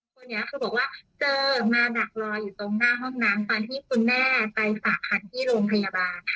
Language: Thai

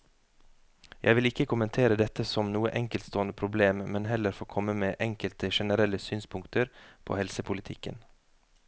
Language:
Norwegian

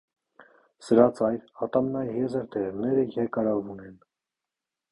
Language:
Armenian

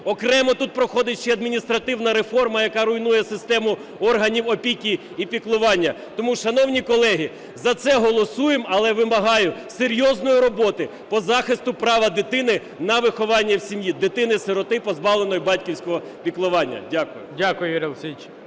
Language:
Ukrainian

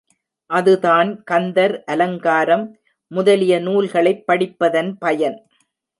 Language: Tamil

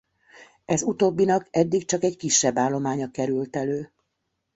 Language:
Hungarian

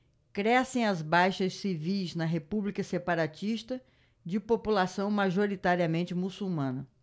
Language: Portuguese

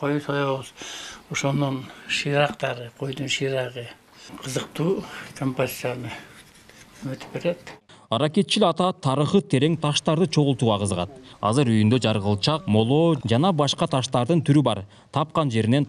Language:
Turkish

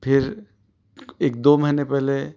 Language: Urdu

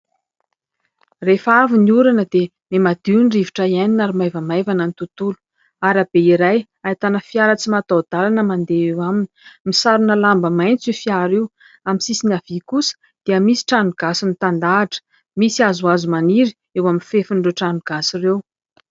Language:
Malagasy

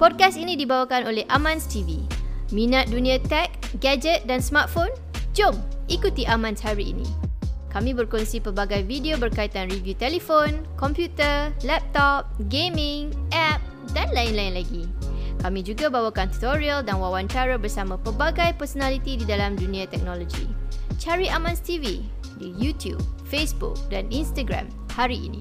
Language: Malay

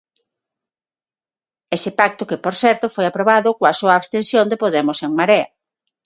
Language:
Galician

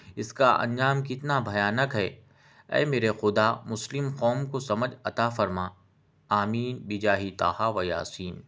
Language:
Urdu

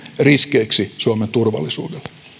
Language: Finnish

